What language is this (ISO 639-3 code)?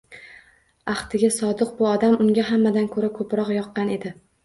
uzb